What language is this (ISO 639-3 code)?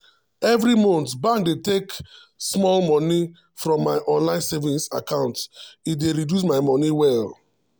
pcm